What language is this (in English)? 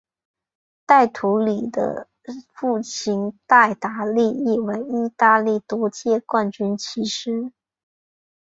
Chinese